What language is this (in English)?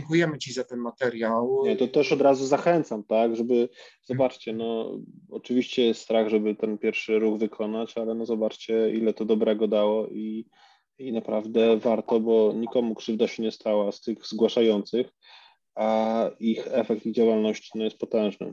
Polish